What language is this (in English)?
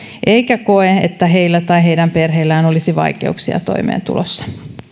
Finnish